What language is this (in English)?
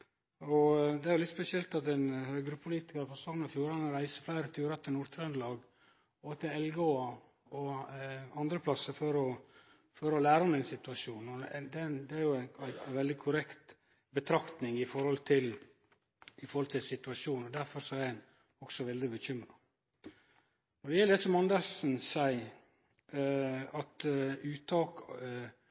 Norwegian Nynorsk